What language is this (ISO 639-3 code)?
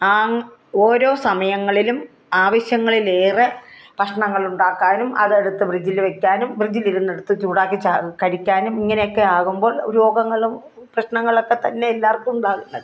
mal